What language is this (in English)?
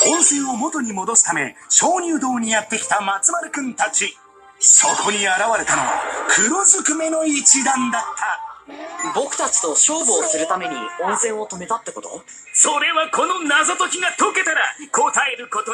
Japanese